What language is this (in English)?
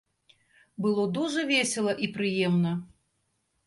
Belarusian